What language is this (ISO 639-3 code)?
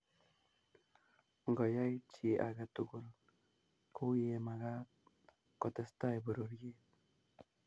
kln